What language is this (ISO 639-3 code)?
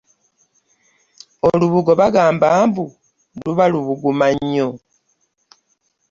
lug